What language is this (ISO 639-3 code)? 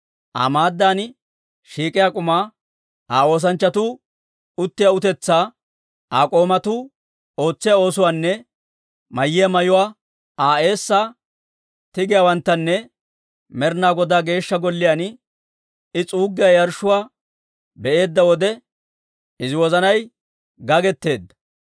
dwr